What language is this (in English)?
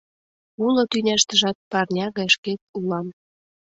Mari